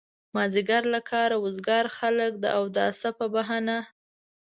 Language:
Pashto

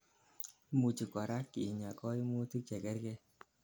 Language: Kalenjin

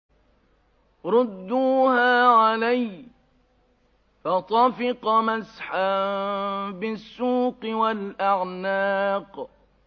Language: Arabic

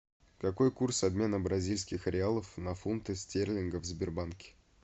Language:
Russian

